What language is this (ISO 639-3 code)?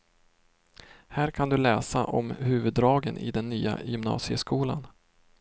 swe